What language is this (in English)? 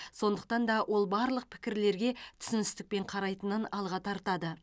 Kazakh